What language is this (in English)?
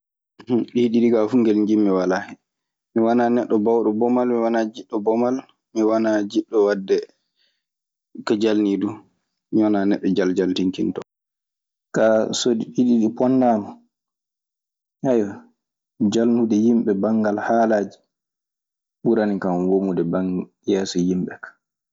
Maasina Fulfulde